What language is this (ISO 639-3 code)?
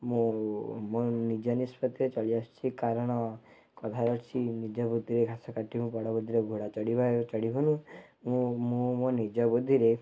ori